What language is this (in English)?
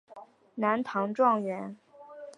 Chinese